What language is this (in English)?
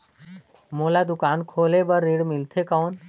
Chhattisgarhi